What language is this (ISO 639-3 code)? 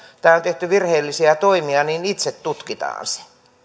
fin